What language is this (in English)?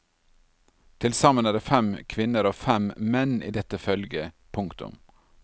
Norwegian